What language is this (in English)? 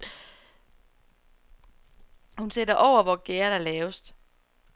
Danish